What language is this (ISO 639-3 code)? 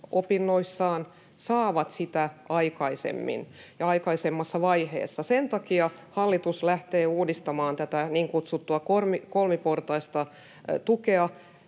fin